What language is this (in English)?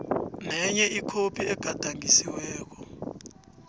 South Ndebele